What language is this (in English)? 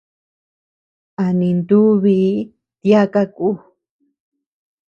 Tepeuxila Cuicatec